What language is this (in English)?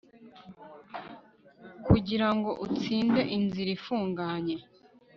Kinyarwanda